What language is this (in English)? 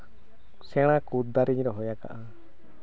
Santali